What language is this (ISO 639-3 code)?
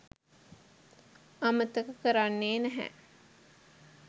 sin